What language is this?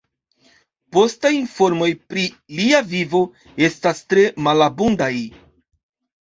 Esperanto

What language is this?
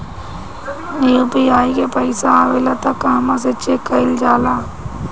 Bhojpuri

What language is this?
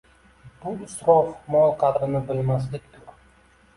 Uzbek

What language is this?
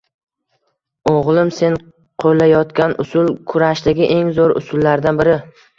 Uzbek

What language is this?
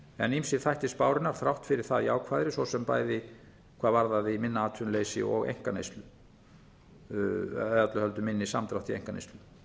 Icelandic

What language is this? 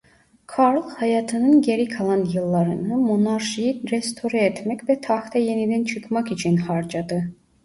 Turkish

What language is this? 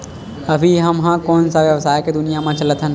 Chhattisgarhi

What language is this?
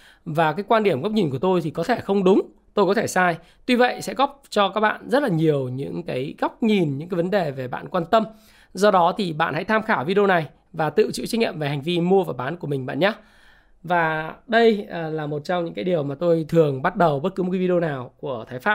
Vietnamese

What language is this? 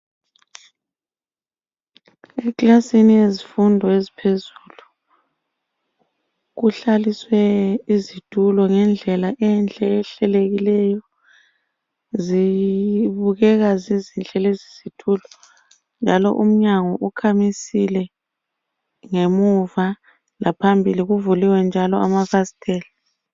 North Ndebele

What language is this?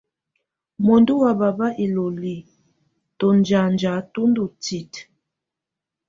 Tunen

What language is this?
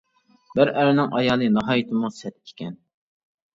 Uyghur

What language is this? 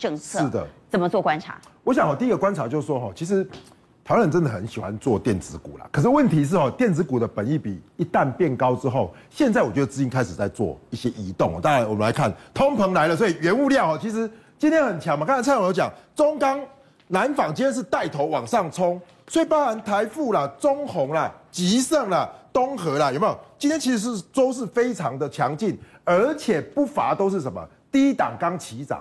Chinese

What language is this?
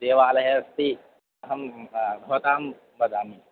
Sanskrit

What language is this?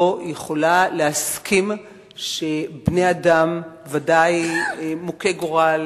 Hebrew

